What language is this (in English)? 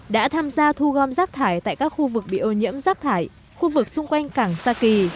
Vietnamese